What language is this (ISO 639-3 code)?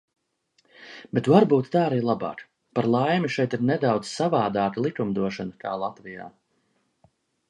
lav